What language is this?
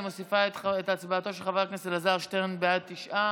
Hebrew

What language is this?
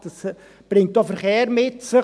Swiss German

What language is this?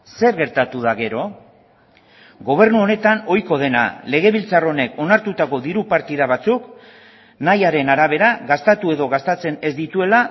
Basque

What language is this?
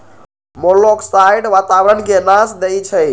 Magahi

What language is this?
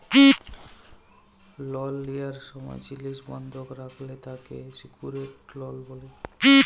Bangla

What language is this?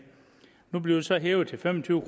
Danish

